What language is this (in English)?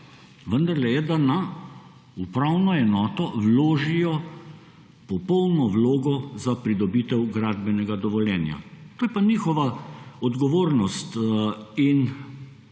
Slovenian